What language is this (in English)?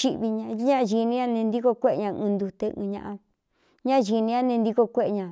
Cuyamecalco Mixtec